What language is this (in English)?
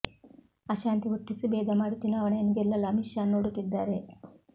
Kannada